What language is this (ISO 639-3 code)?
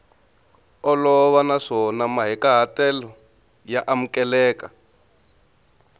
tso